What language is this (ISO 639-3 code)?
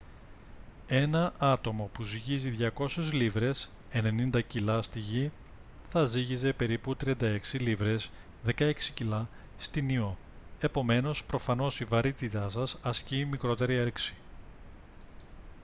ell